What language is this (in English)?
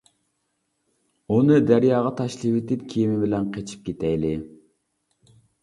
Uyghur